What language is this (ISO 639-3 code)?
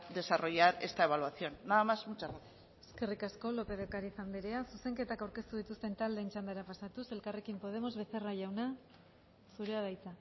eus